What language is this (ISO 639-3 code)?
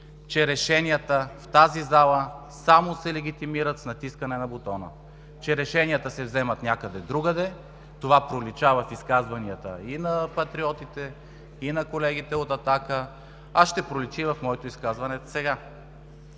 bul